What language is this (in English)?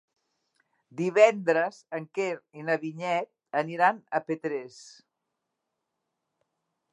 Catalan